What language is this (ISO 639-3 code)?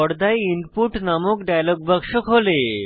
ben